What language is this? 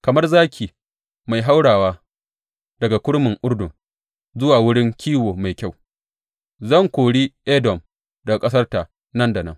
Hausa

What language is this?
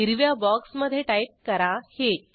Marathi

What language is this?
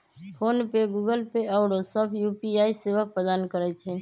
Magahi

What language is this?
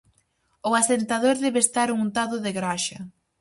Galician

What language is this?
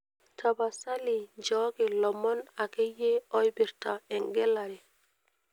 Masai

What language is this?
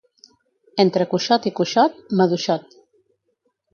Catalan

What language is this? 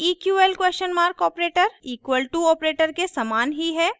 Hindi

